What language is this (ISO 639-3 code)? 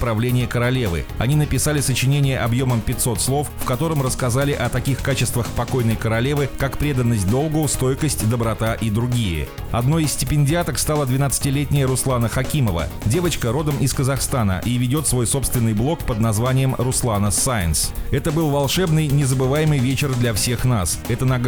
rus